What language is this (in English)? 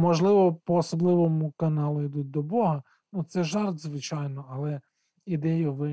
Ukrainian